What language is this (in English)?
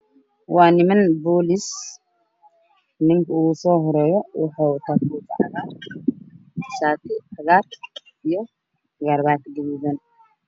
Somali